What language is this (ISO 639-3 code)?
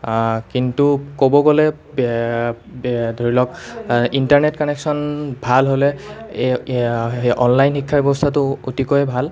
asm